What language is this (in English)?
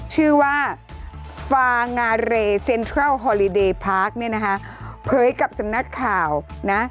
Thai